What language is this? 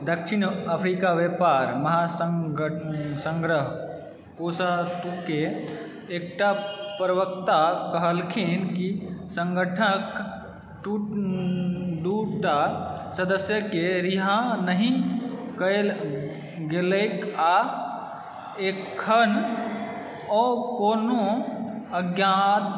Maithili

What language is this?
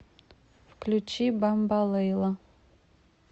Russian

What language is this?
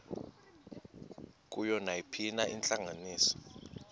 Xhosa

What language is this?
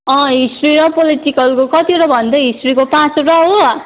Nepali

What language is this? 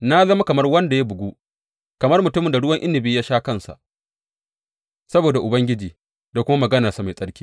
Hausa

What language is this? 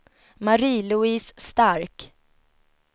Swedish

